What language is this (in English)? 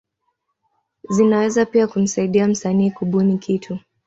Swahili